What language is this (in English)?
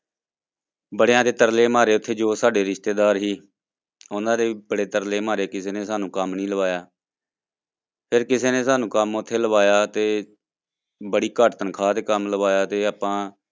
Punjabi